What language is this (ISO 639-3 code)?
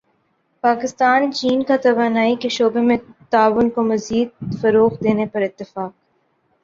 urd